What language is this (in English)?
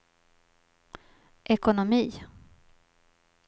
Swedish